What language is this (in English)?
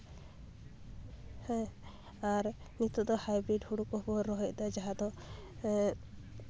Santali